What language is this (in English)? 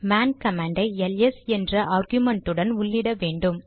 Tamil